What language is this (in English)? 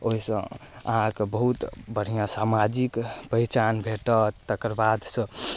Maithili